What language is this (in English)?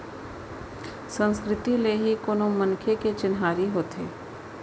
Chhattisgarhi